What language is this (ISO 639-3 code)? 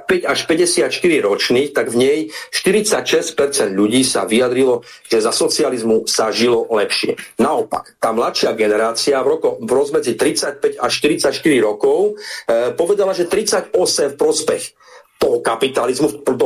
slk